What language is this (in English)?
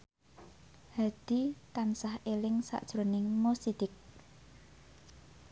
Javanese